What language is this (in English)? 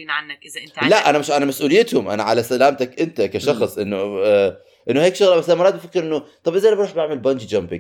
Arabic